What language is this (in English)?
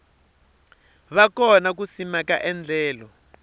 Tsonga